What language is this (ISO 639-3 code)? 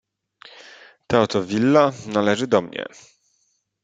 pol